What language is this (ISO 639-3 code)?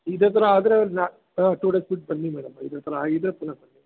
kan